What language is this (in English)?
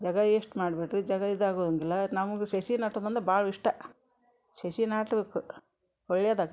Kannada